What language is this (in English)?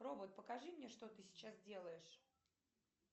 Russian